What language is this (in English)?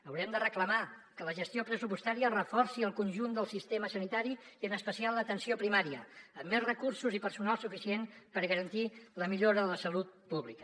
Catalan